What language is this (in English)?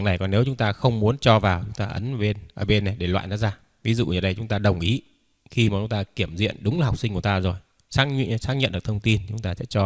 Vietnamese